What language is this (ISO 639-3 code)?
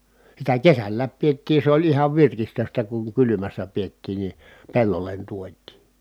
fin